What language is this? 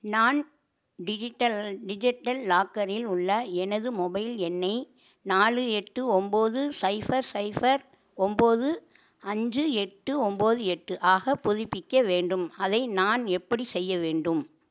Tamil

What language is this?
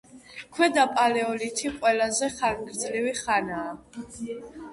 Georgian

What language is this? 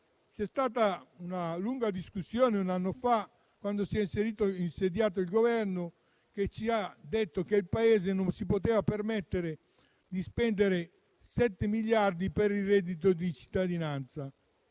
Italian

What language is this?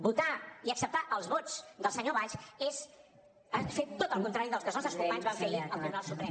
Catalan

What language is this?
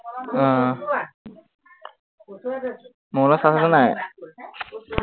Assamese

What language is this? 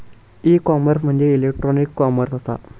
Marathi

